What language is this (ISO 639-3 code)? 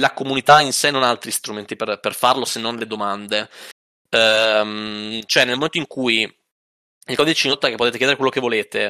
ita